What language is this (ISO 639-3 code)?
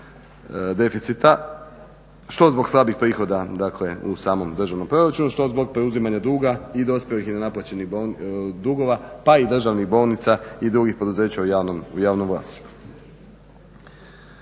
hrv